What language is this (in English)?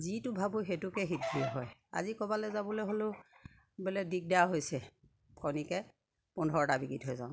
Assamese